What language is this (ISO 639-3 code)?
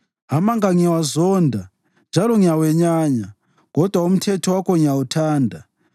nde